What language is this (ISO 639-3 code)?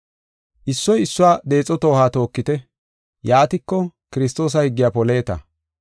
gof